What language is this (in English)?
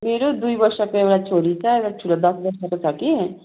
Nepali